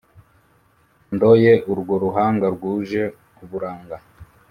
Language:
Kinyarwanda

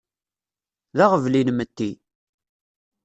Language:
Kabyle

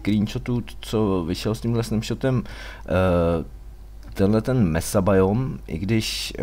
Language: Czech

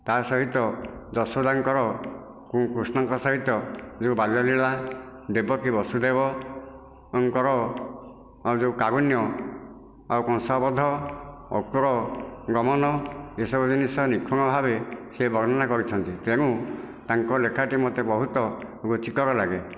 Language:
Odia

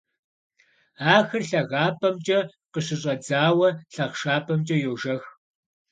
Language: Kabardian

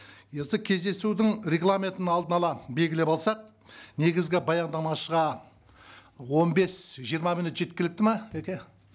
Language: Kazakh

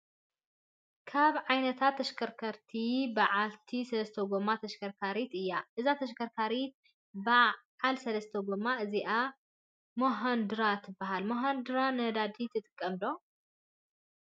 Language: Tigrinya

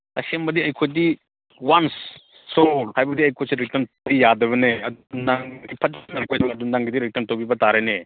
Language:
Manipuri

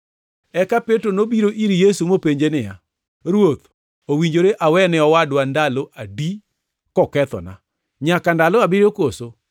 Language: Luo (Kenya and Tanzania)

